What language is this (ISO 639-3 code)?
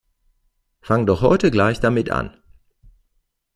deu